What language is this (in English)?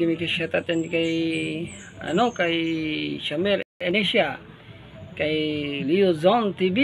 Filipino